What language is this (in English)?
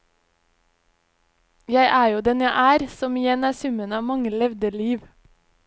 Norwegian